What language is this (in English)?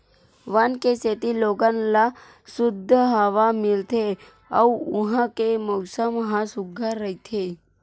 Chhattisgarhi